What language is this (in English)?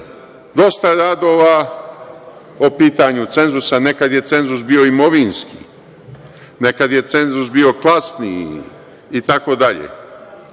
Serbian